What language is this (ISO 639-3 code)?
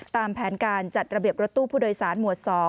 tha